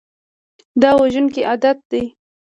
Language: Pashto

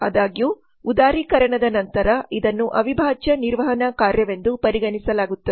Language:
Kannada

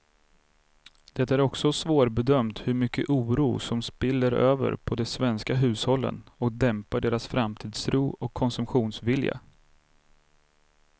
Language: Swedish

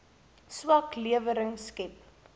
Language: Afrikaans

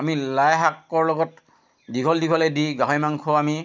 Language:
Assamese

